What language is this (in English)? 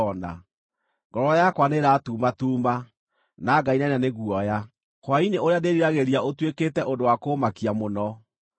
Kikuyu